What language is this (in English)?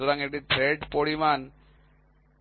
Bangla